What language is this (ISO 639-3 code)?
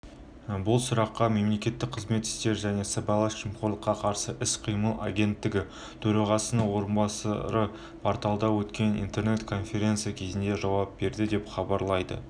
kaz